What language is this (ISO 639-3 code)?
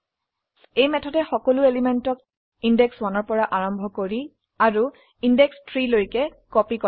asm